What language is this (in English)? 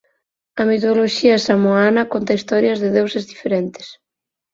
Galician